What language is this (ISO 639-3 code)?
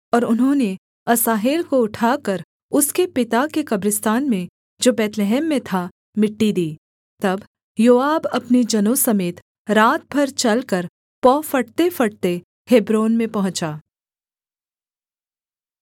hin